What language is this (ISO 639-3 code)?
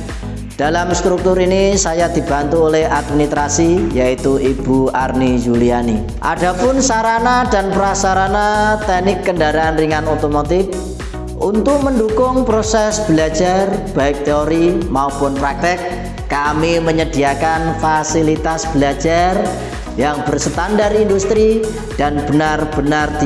ind